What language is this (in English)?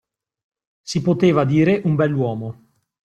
Italian